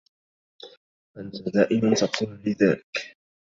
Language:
Arabic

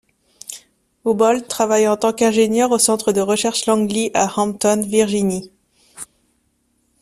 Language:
French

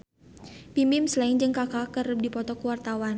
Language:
Sundanese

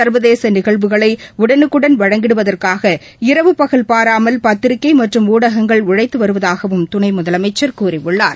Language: Tamil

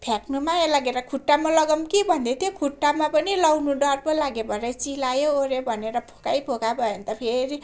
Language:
Nepali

